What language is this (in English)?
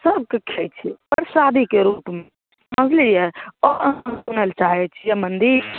Maithili